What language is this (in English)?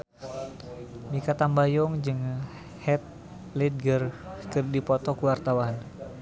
Sundanese